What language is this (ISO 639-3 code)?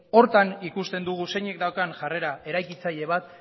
eus